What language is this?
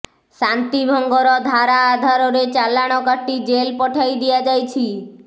Odia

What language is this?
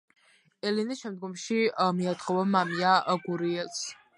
Georgian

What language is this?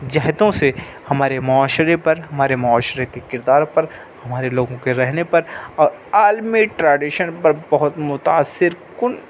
Urdu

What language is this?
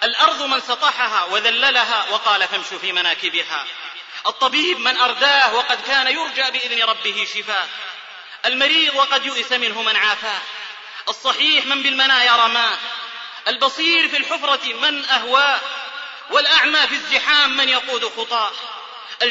Arabic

